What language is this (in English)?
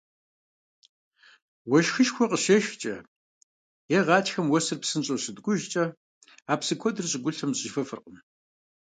Kabardian